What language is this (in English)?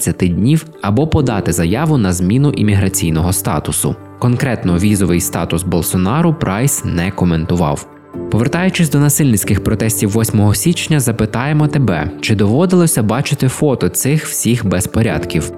Ukrainian